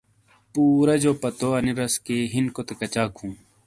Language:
Shina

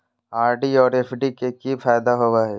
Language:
Magahi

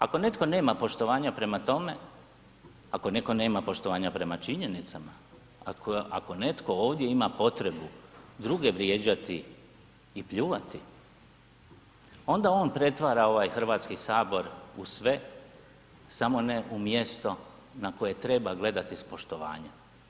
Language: Croatian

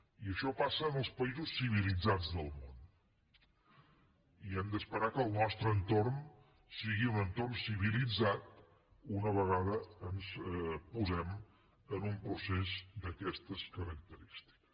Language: Catalan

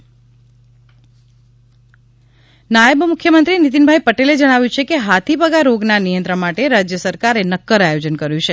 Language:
Gujarati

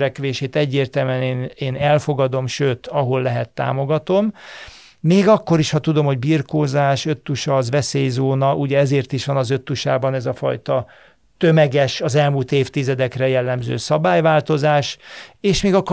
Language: Hungarian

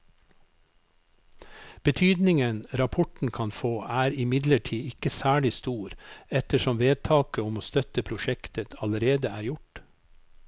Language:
Norwegian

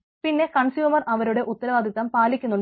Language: Malayalam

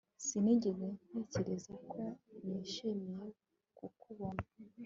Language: Kinyarwanda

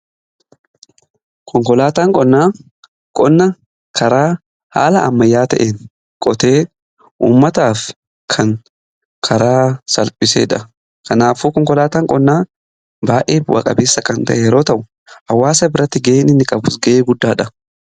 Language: Oromo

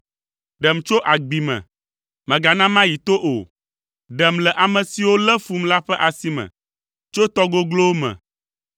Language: Ewe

